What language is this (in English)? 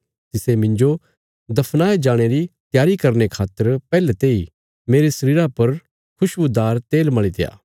Bilaspuri